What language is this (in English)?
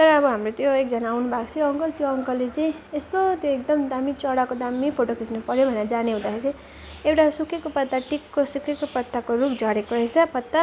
Nepali